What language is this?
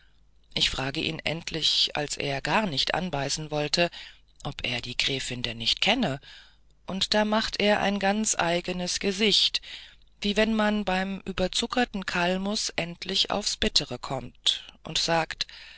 German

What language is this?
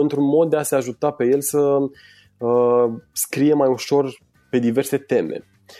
Romanian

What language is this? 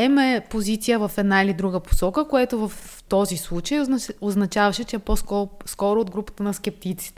Bulgarian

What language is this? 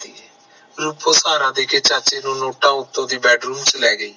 Punjabi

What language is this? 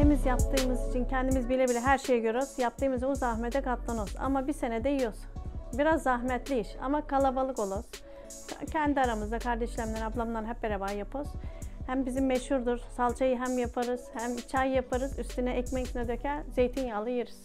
Turkish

